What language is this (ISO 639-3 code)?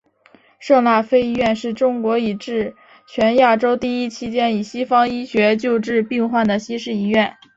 zho